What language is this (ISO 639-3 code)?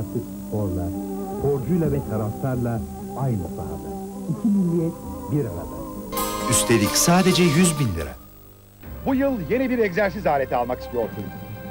tur